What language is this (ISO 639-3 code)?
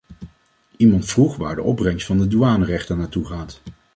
nld